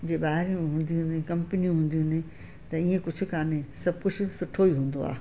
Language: Sindhi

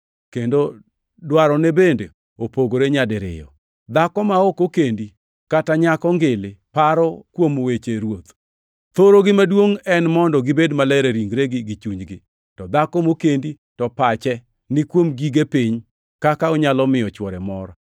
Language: Luo (Kenya and Tanzania)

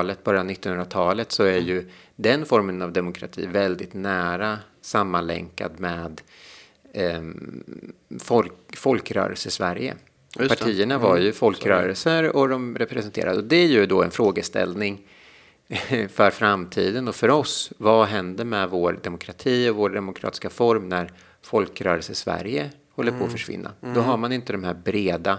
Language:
Swedish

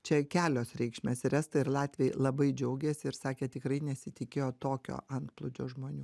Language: Lithuanian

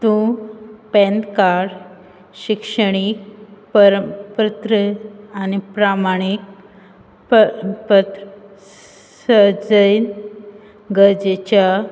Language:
Konkani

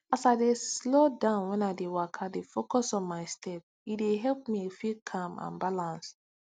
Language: Nigerian Pidgin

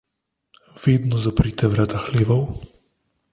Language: Slovenian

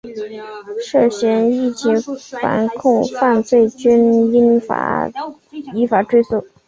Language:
Chinese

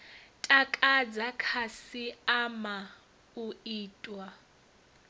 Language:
Venda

